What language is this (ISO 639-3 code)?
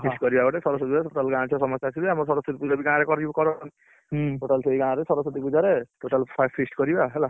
ori